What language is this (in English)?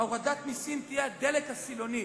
Hebrew